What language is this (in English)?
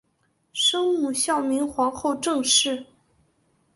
Chinese